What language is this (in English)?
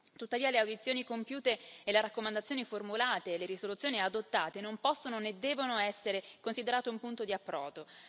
Italian